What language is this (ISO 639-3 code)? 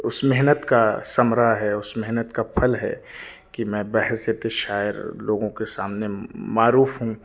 urd